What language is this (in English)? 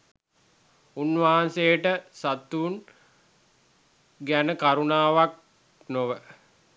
Sinhala